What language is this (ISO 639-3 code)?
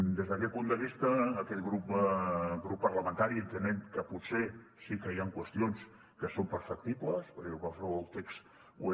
cat